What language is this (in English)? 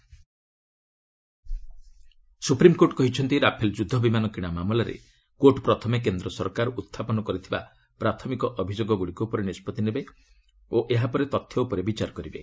Odia